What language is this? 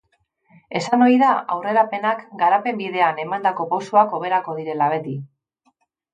Basque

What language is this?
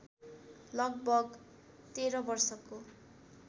Nepali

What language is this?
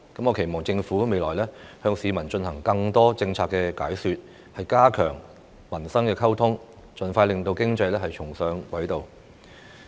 Cantonese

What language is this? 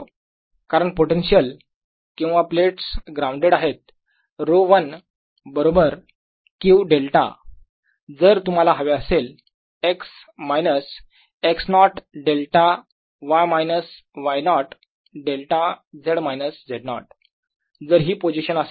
Marathi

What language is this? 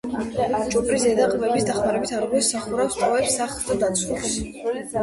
Georgian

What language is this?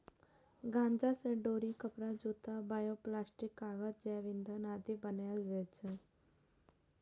Maithili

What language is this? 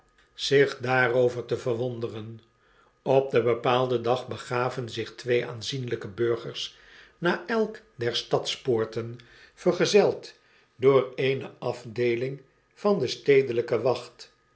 Dutch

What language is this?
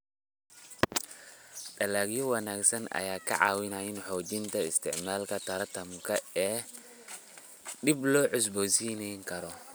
Somali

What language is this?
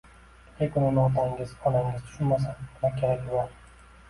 Uzbek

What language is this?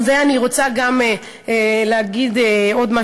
Hebrew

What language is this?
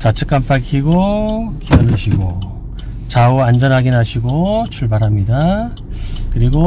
Korean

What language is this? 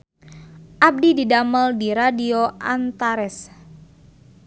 Sundanese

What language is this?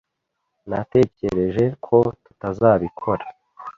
Kinyarwanda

